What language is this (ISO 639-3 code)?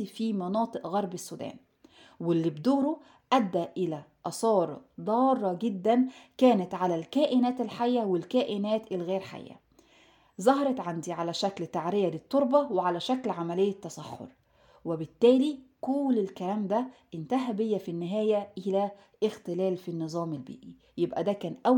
ara